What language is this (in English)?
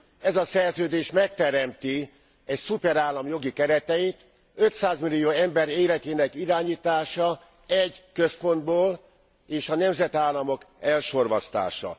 Hungarian